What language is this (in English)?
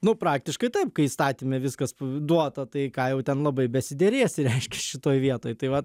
Lithuanian